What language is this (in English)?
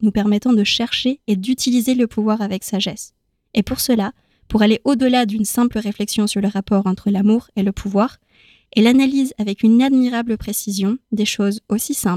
French